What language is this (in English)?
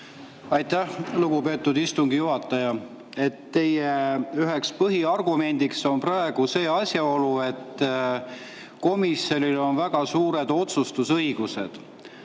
Estonian